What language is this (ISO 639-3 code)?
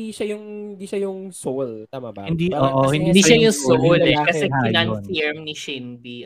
fil